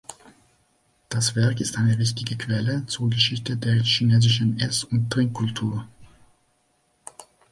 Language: German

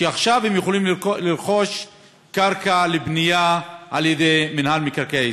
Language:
Hebrew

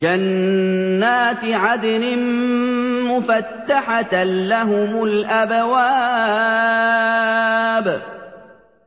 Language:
Arabic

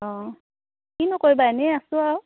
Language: Assamese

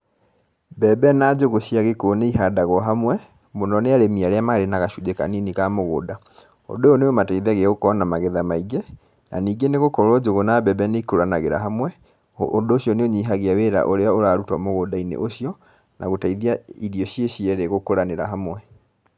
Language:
Kikuyu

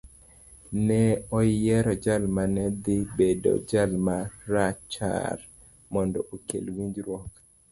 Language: Luo (Kenya and Tanzania)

